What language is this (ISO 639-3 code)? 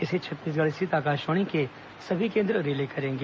hin